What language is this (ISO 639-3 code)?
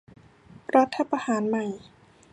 tha